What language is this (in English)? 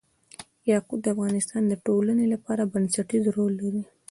Pashto